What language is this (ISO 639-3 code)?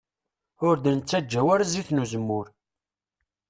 kab